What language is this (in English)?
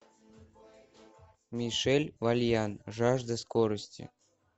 Russian